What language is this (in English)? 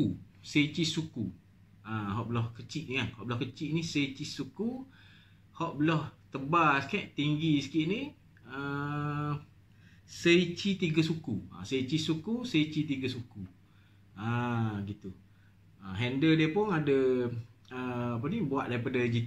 Malay